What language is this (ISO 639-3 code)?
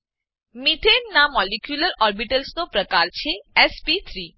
guj